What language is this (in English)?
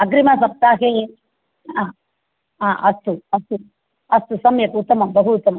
Sanskrit